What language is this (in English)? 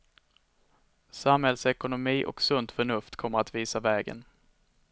Swedish